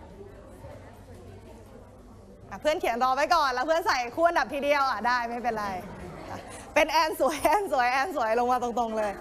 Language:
Thai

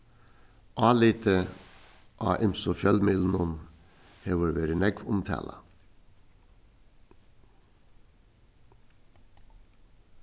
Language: Faroese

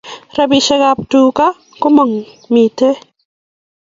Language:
Kalenjin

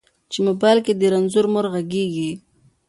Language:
Pashto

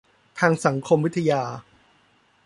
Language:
Thai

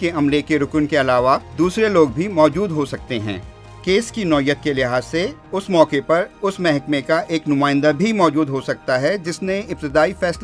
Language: Urdu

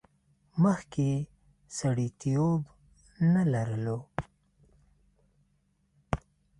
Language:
Pashto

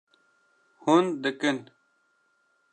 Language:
Kurdish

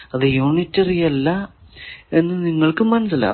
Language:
Malayalam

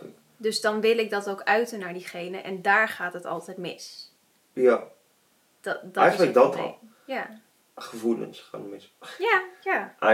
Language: Dutch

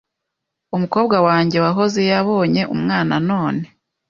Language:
Kinyarwanda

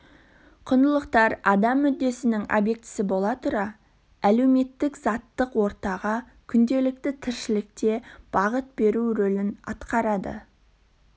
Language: Kazakh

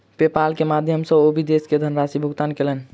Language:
Maithili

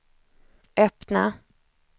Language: Swedish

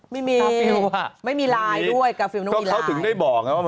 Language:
Thai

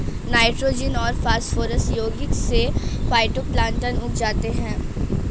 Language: Hindi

